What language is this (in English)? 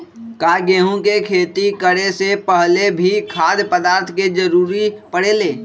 Magahi